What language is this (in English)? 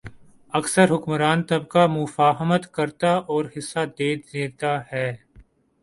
Urdu